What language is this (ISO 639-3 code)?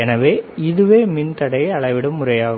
tam